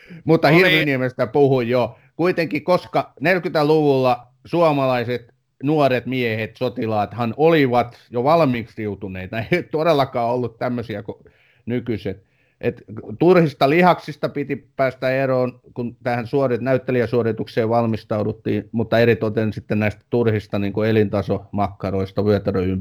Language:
Finnish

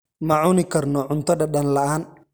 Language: Somali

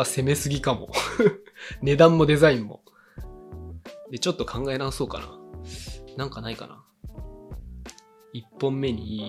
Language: Japanese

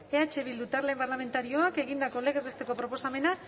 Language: Basque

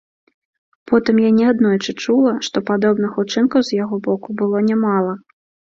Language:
Belarusian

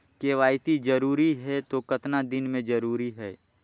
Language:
Chhattisgarhi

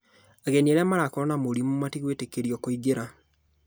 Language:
Kikuyu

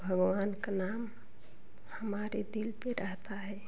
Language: Hindi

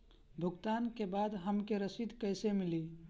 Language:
Bhojpuri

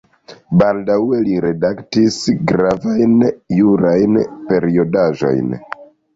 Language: Esperanto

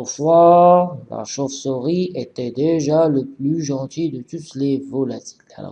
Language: French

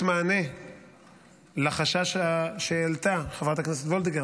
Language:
Hebrew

